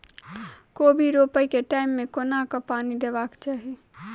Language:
Maithili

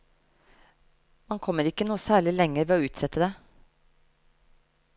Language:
Norwegian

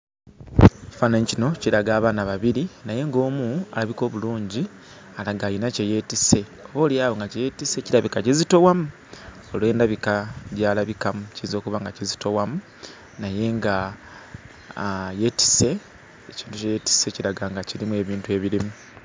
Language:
Ganda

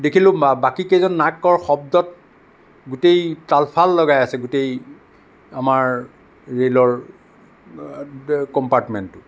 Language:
Assamese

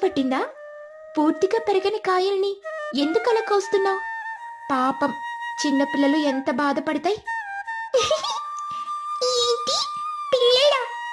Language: Telugu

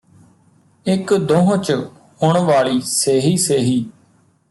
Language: Punjabi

